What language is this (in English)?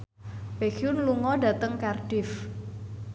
Javanese